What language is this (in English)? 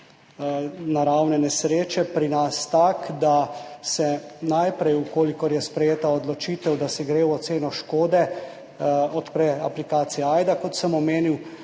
Slovenian